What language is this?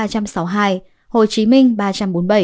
Vietnamese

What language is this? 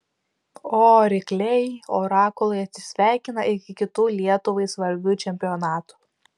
Lithuanian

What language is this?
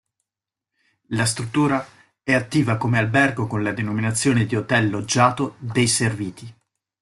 Italian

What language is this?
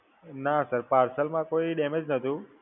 Gujarati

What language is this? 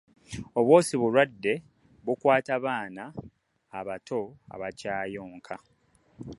Ganda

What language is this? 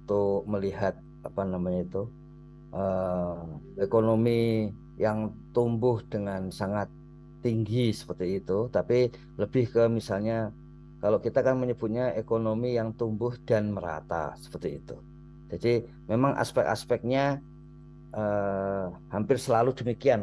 Indonesian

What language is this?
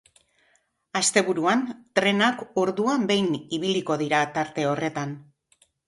Basque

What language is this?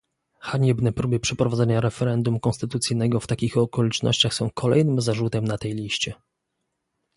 Polish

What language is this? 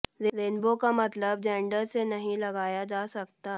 Hindi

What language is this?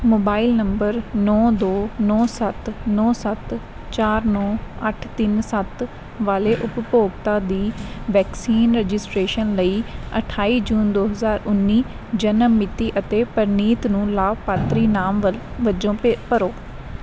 Punjabi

